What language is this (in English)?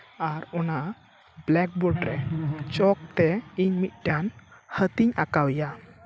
Santali